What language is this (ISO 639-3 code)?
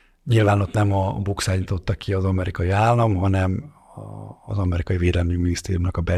hun